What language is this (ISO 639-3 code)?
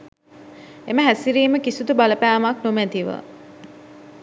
sin